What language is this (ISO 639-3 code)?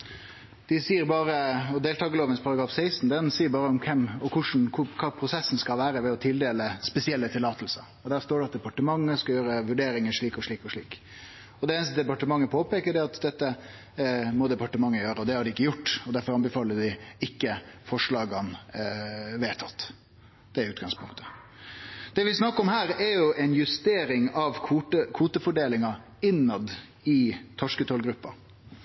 nno